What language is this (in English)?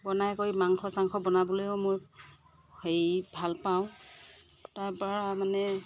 Assamese